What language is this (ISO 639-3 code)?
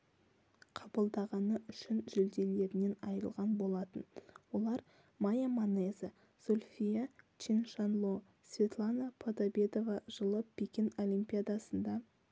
kaz